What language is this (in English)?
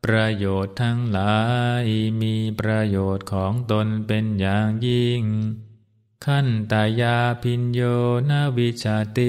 Thai